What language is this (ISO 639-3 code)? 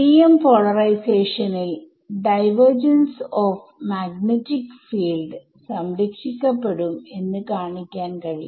mal